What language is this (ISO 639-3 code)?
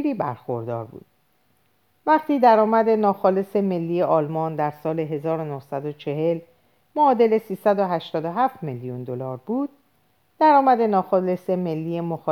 fas